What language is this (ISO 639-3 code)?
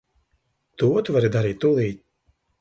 lav